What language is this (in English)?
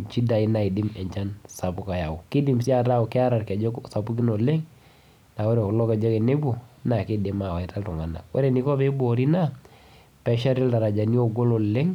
Masai